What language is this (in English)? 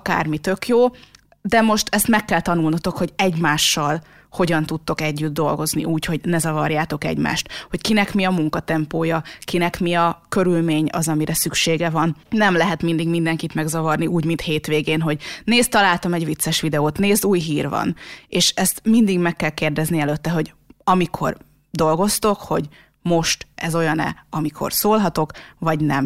Hungarian